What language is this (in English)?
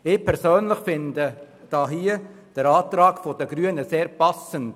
Swiss German